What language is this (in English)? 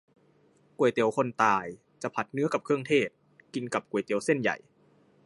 Thai